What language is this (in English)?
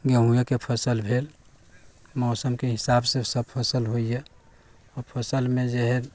Maithili